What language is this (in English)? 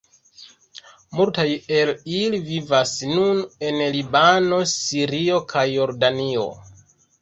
Esperanto